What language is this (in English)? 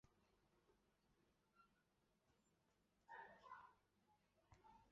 Chinese